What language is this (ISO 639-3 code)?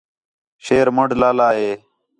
xhe